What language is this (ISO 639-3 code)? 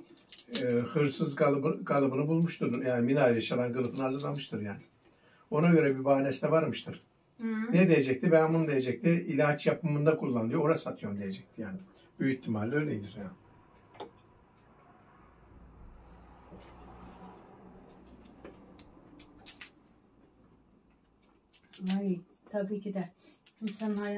tur